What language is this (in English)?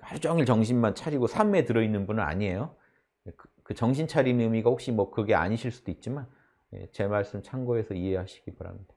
Korean